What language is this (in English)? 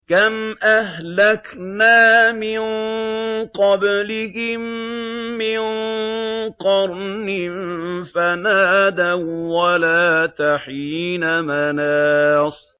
Arabic